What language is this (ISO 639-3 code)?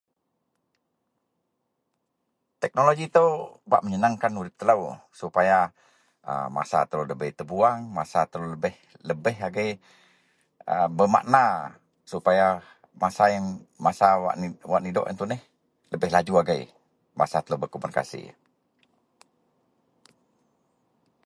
mel